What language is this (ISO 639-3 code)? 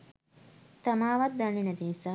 sin